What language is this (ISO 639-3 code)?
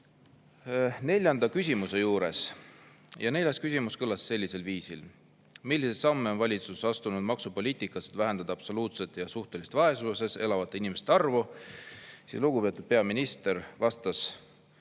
est